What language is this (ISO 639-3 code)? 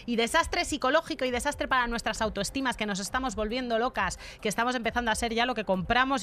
spa